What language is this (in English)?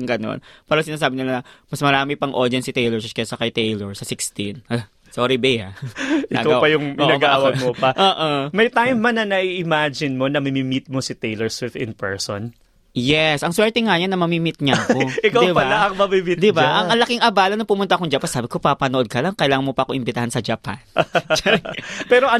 Filipino